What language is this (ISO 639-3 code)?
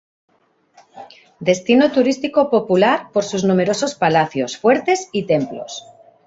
spa